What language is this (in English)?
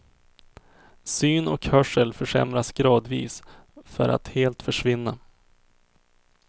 Swedish